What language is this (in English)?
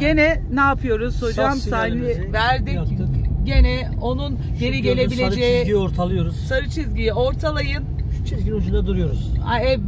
Turkish